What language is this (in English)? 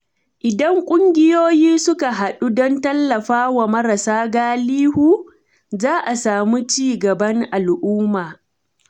Hausa